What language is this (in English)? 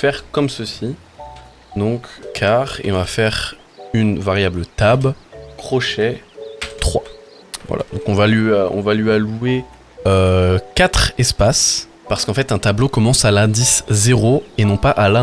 French